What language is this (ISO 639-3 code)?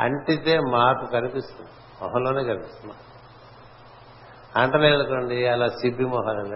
tel